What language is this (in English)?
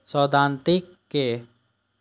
Maithili